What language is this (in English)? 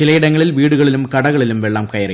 Malayalam